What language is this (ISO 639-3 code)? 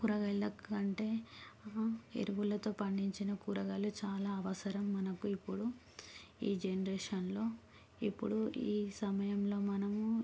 tel